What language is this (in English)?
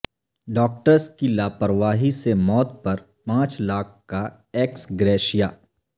Urdu